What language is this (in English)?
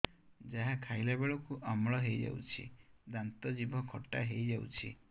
Odia